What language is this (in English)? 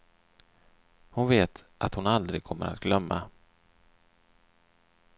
Swedish